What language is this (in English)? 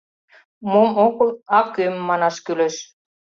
Mari